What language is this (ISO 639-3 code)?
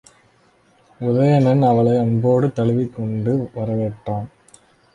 tam